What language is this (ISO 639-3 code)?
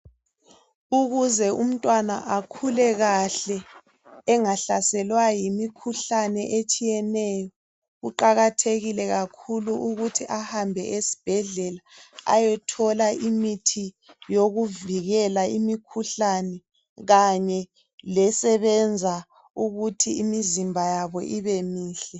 nde